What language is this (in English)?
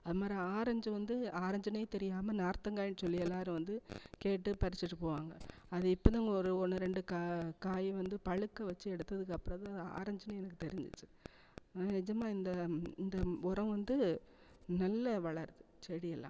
Tamil